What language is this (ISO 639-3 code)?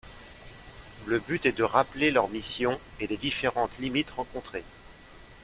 fra